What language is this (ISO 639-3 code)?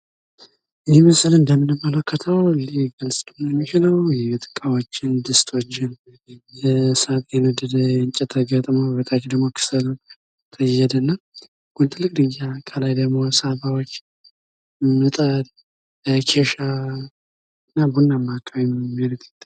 amh